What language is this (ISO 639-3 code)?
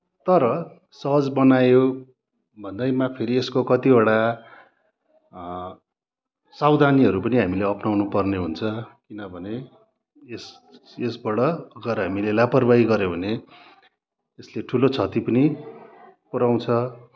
nep